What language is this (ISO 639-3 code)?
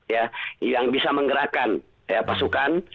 ind